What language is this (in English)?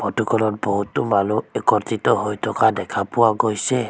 Assamese